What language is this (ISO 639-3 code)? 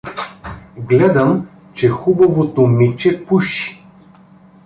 bul